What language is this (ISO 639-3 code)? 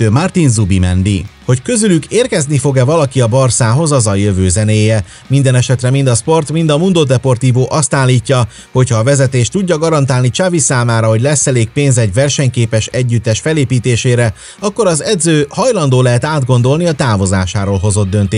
hun